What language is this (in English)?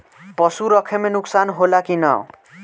Bhojpuri